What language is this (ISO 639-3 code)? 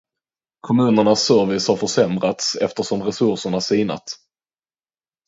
swe